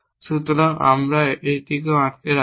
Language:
Bangla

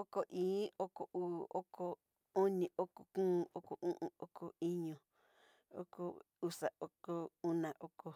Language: Southeastern Nochixtlán Mixtec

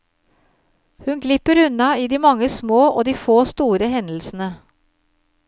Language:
Norwegian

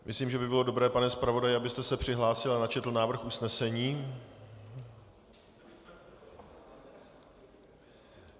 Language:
Czech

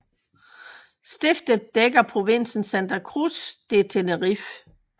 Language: Danish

